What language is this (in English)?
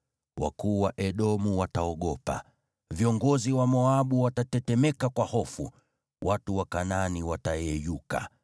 Swahili